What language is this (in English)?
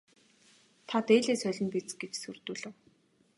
Mongolian